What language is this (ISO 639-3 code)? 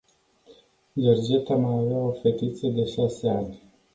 ron